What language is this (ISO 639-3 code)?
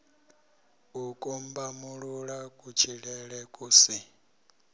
ven